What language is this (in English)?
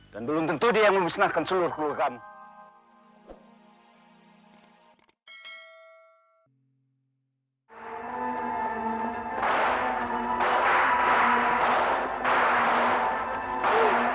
Indonesian